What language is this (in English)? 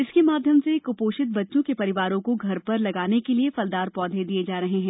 Hindi